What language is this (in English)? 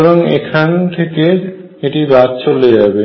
Bangla